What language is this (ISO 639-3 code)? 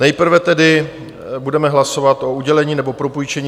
ces